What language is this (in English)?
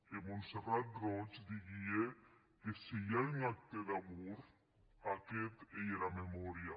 Catalan